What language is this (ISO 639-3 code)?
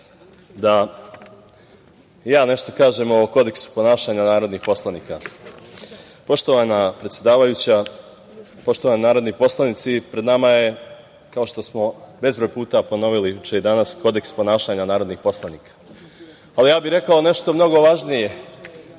srp